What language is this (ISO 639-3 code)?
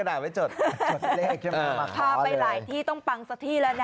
tha